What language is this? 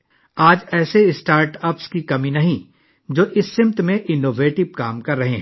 Urdu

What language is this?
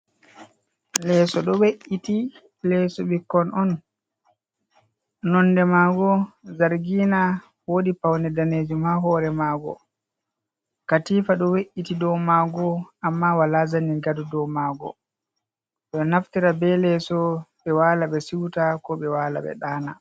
Fula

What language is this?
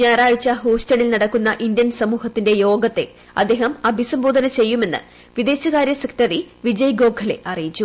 Malayalam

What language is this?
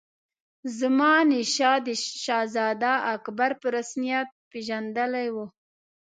Pashto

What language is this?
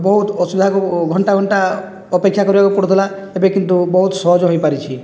Odia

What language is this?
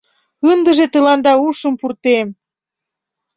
Mari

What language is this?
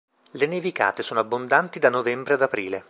Italian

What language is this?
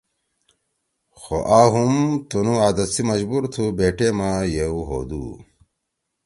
Torwali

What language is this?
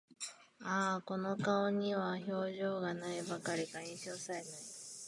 Japanese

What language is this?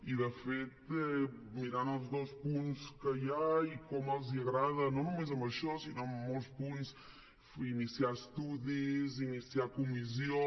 Catalan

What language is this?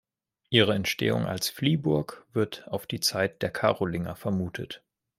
German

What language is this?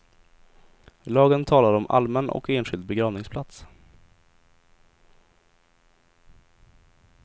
Swedish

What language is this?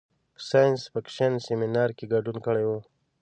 Pashto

